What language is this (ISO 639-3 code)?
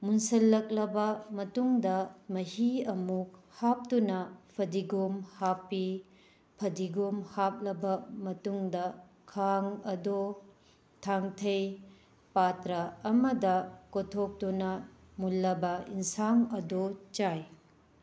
mni